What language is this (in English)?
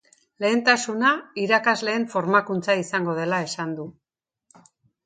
Basque